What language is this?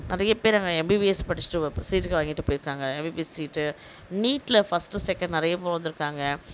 Tamil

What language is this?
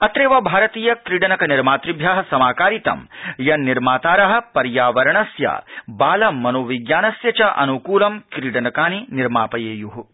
Sanskrit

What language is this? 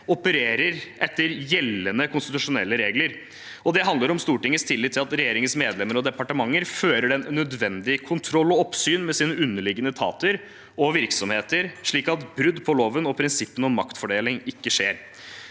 Norwegian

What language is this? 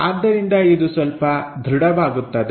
Kannada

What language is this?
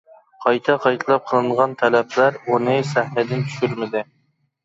Uyghur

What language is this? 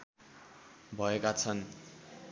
Nepali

